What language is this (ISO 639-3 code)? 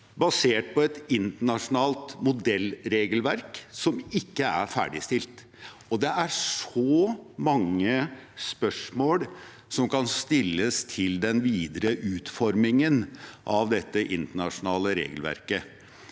nor